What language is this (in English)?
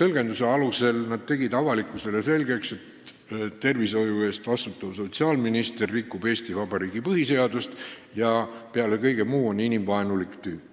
Estonian